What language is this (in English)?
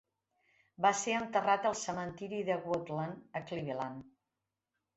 Catalan